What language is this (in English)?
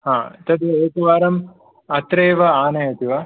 Sanskrit